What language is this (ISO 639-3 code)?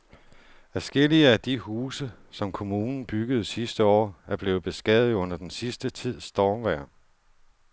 dan